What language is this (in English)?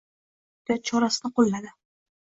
Uzbek